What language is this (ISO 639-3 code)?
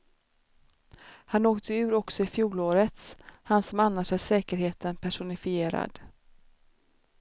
swe